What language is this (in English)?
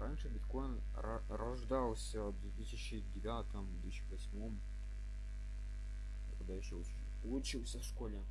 Russian